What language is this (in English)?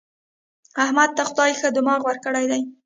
Pashto